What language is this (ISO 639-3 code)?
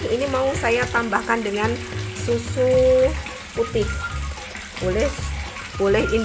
ind